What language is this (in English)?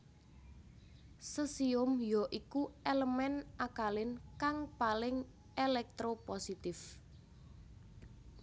Javanese